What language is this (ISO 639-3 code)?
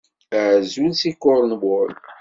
kab